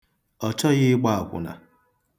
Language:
Igbo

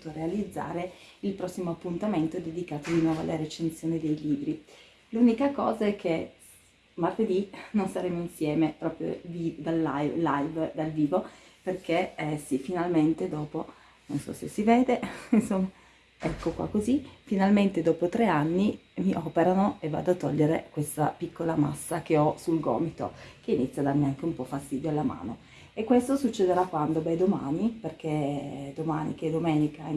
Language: Italian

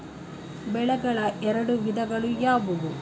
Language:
Kannada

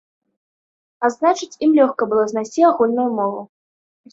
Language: Belarusian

